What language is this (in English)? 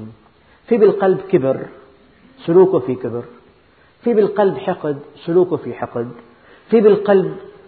Arabic